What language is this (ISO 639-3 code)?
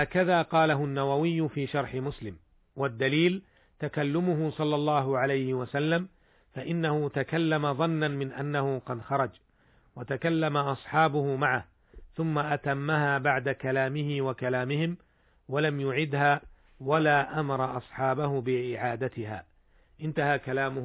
ara